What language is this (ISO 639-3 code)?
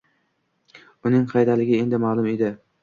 uzb